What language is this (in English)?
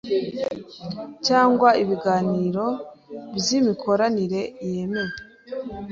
Kinyarwanda